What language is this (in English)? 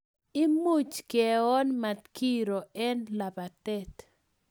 Kalenjin